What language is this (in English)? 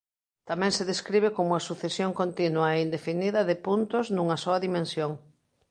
Galician